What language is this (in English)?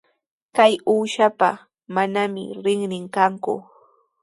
Sihuas Ancash Quechua